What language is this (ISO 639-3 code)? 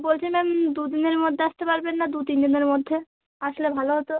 ben